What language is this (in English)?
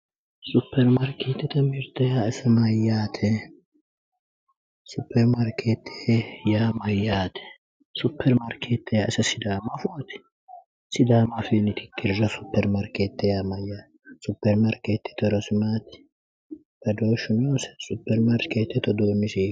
Sidamo